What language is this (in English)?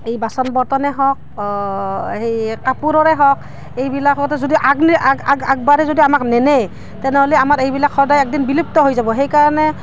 Assamese